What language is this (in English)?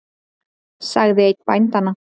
Icelandic